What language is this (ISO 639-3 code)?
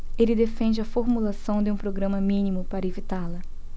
por